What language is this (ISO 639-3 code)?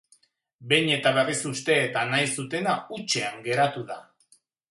eus